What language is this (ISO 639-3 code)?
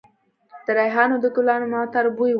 pus